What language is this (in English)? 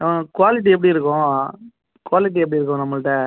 Tamil